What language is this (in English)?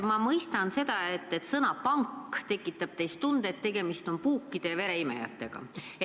Estonian